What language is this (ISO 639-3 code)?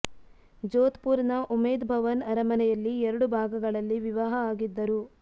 kan